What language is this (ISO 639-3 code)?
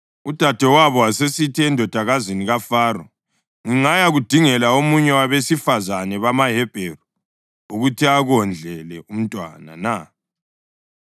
nde